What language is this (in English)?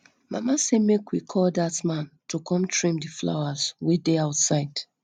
Nigerian Pidgin